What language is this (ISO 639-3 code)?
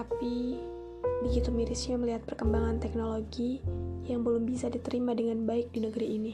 ind